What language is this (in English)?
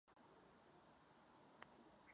Czech